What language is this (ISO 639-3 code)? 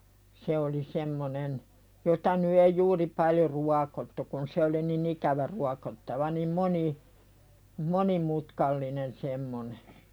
fin